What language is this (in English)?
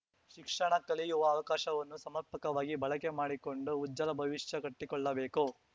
Kannada